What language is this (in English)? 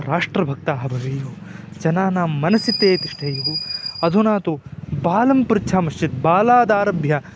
Sanskrit